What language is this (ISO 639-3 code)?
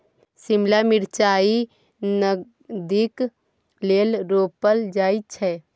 mai